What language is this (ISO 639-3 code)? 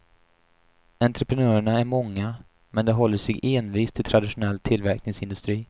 swe